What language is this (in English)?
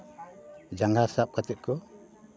Santali